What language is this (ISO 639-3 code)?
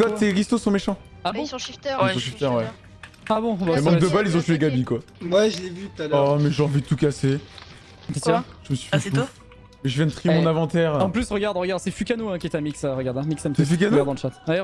fra